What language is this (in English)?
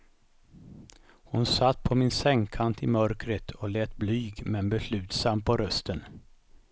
Swedish